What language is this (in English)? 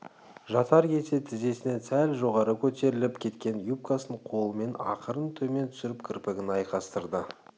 Kazakh